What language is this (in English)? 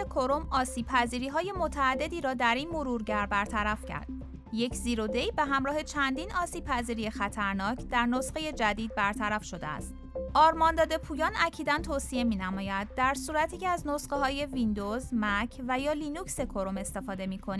Persian